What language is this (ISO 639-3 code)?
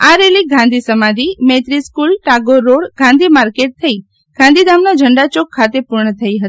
guj